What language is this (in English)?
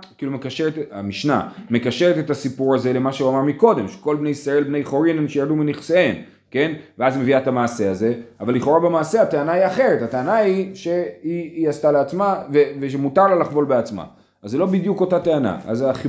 Hebrew